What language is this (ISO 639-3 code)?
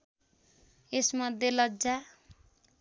nep